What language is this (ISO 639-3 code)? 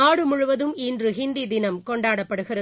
tam